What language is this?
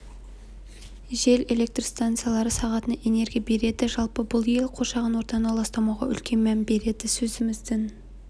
Kazakh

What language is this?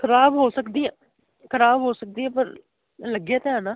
Punjabi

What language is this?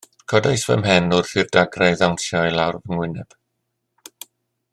Welsh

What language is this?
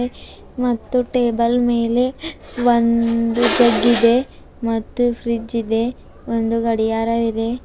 Kannada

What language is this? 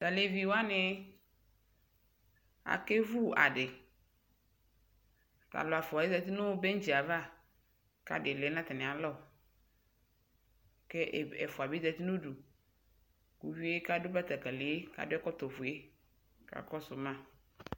Ikposo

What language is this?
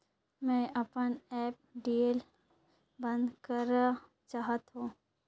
Chhattisgarhi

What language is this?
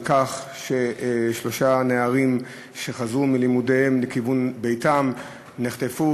Hebrew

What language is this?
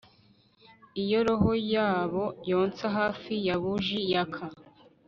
Kinyarwanda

